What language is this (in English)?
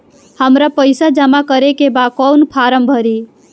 Bhojpuri